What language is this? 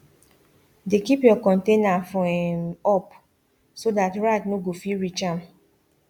Nigerian Pidgin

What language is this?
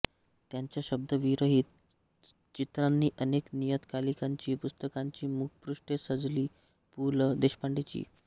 Marathi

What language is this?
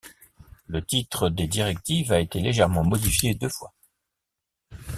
French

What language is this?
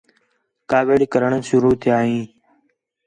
Khetrani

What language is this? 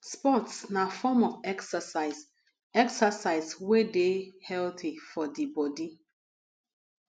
Nigerian Pidgin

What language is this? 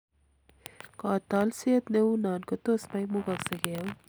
Kalenjin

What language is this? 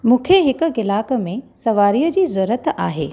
Sindhi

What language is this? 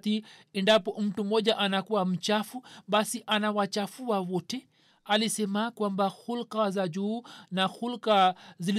Swahili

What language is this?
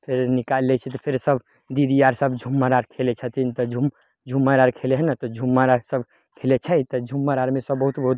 Maithili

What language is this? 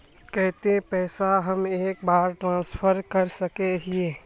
Magahi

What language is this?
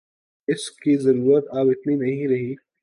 Urdu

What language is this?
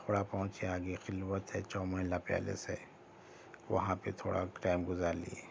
Urdu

